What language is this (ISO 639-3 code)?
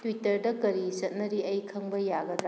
mni